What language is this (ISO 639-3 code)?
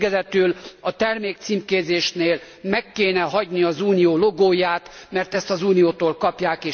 hun